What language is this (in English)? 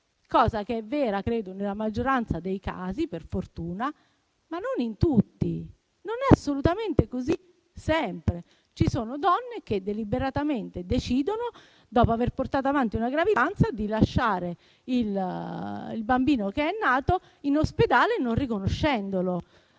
Italian